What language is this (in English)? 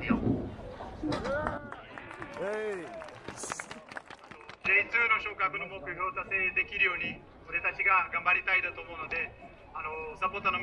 Japanese